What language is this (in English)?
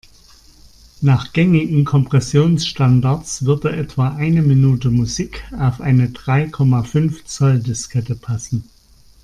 German